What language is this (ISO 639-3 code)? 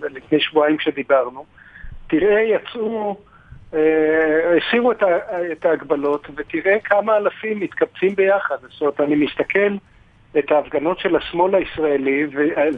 heb